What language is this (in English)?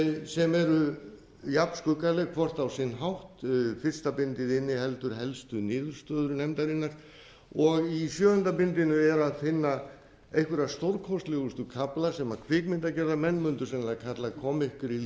Icelandic